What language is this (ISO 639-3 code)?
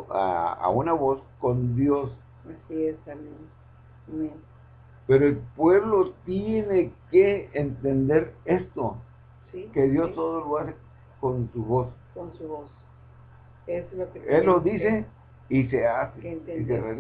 spa